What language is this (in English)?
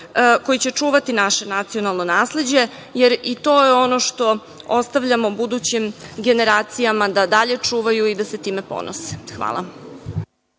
Serbian